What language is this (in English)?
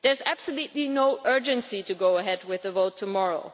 English